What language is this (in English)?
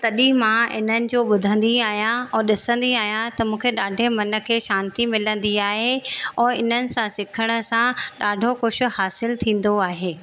Sindhi